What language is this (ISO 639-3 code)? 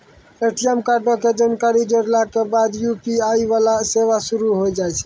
mai